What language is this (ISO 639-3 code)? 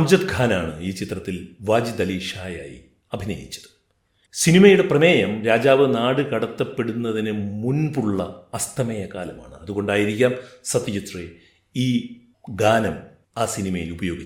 mal